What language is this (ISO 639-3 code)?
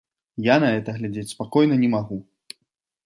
bel